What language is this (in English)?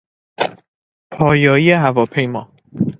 Persian